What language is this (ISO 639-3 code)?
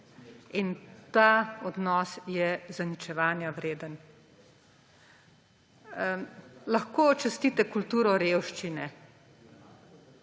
slv